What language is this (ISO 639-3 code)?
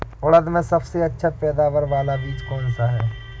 hin